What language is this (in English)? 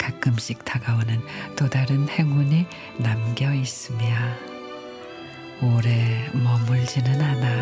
Korean